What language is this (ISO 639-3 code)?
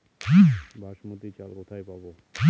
ben